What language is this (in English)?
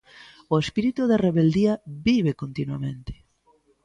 Galician